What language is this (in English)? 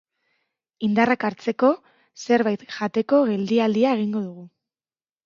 Basque